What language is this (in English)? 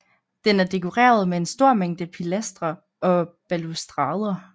Danish